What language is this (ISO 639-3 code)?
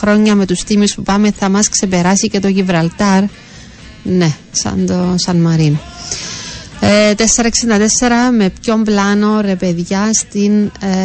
ell